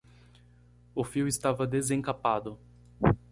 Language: Portuguese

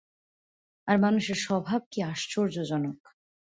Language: Bangla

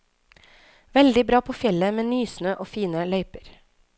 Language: Norwegian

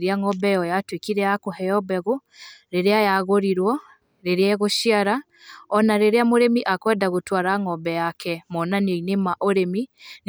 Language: Kikuyu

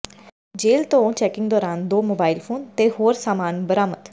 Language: Punjabi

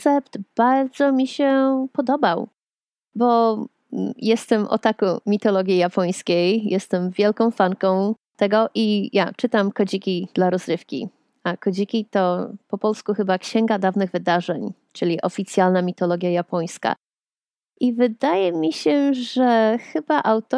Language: Polish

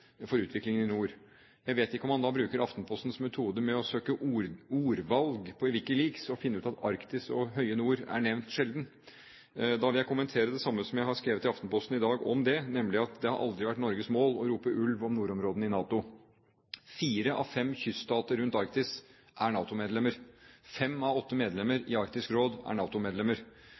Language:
Norwegian Bokmål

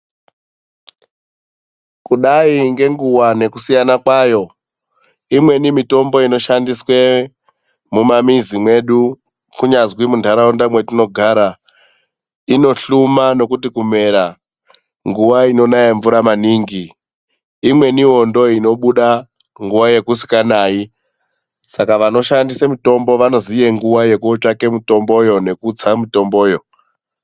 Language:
Ndau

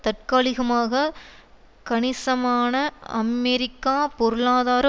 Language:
Tamil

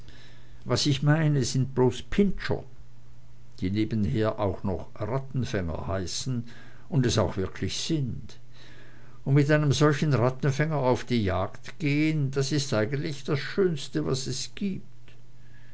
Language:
German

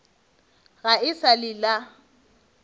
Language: Northern Sotho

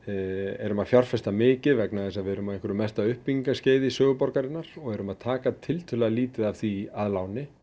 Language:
Icelandic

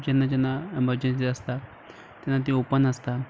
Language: Konkani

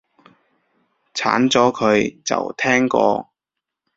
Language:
Cantonese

